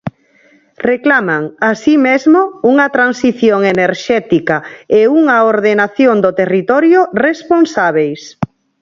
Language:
Galician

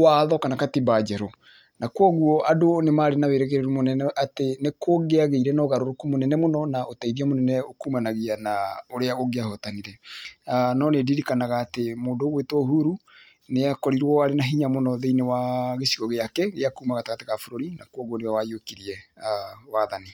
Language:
Kikuyu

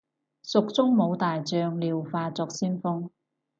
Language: Cantonese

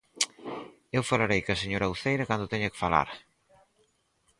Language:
Galician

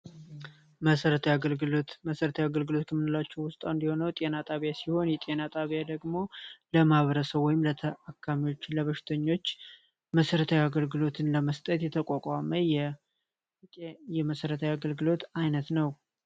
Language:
Amharic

